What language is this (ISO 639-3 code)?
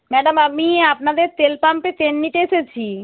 ben